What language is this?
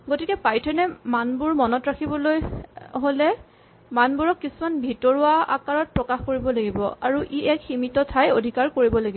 Assamese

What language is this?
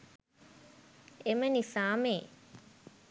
Sinhala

